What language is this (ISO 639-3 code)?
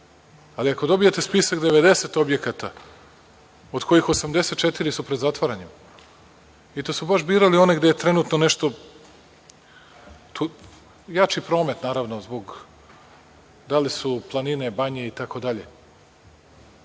srp